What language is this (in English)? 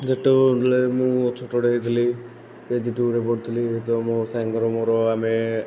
Odia